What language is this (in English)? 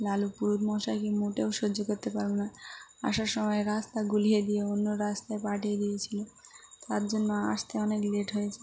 Bangla